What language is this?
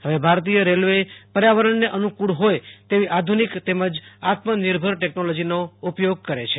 Gujarati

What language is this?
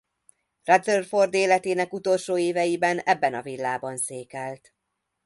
Hungarian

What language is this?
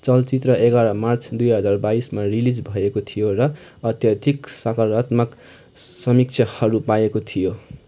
Nepali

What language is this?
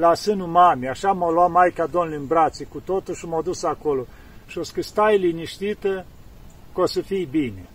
Romanian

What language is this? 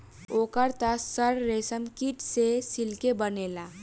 Bhojpuri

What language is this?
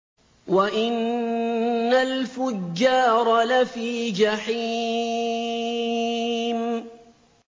Arabic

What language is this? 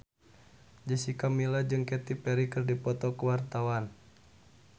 Sundanese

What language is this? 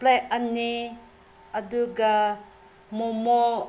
Manipuri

